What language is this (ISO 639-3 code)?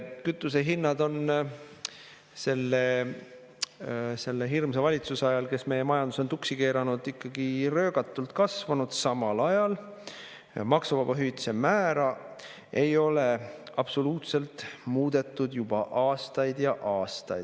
est